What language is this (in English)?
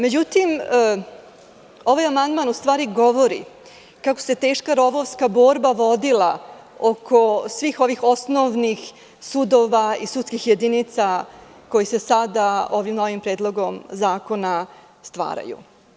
Serbian